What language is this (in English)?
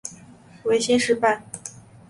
Chinese